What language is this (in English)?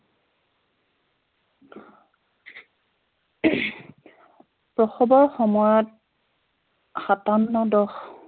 Assamese